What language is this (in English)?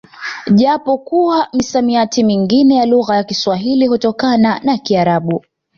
Swahili